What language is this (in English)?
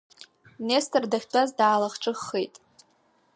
Abkhazian